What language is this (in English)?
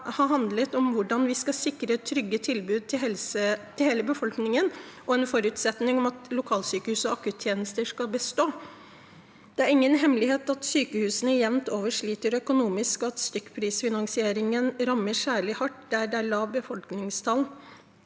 Norwegian